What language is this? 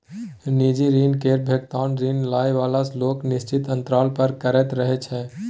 Maithili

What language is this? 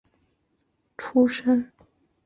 Chinese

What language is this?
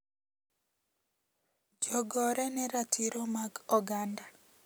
Luo (Kenya and Tanzania)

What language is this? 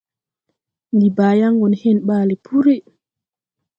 Tupuri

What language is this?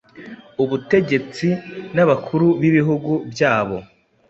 Kinyarwanda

